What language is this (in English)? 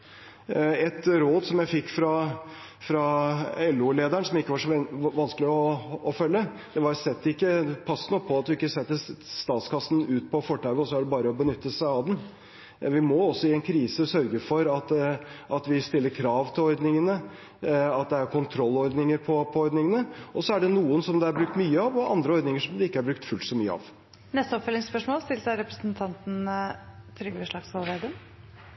Norwegian